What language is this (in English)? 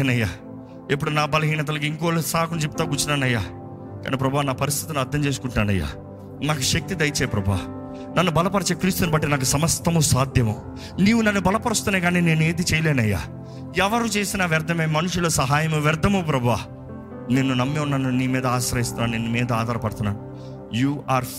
Telugu